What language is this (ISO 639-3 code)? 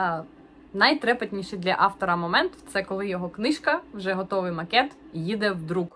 ukr